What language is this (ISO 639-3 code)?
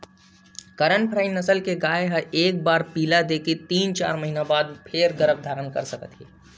hne